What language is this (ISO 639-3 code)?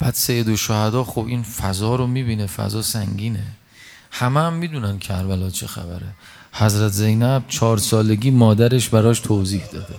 fas